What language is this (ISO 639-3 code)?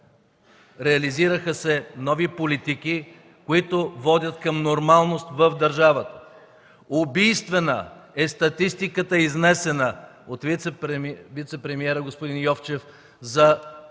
bul